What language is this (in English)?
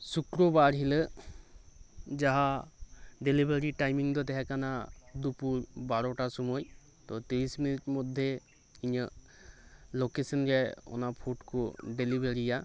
Santali